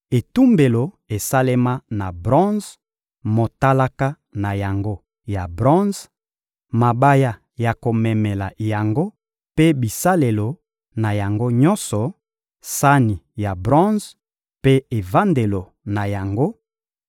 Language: Lingala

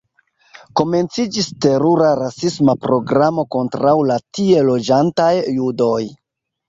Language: Esperanto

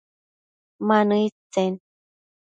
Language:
Matsés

